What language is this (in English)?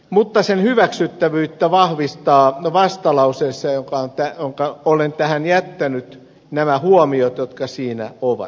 Finnish